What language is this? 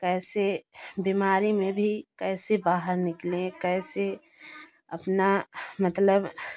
Hindi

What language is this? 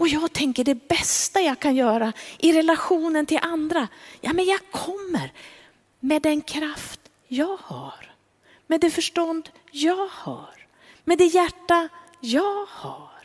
Swedish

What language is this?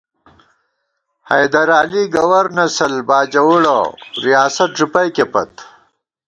Gawar-Bati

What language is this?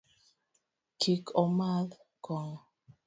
Luo (Kenya and Tanzania)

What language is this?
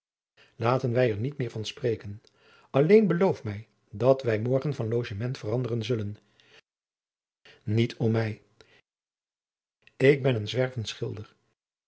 Dutch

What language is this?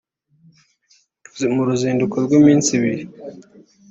Kinyarwanda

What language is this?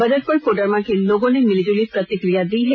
Hindi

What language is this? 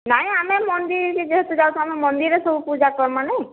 Odia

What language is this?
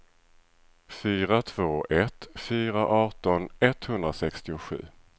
Swedish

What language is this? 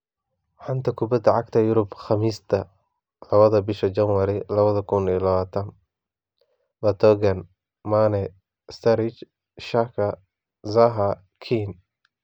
Somali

